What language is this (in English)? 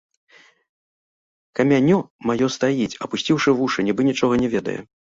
Belarusian